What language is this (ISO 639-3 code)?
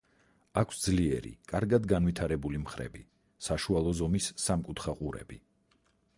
kat